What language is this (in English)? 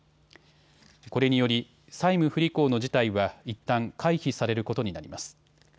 Japanese